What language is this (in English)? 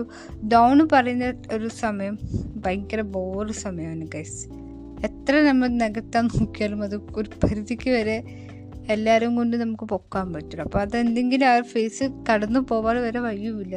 Malayalam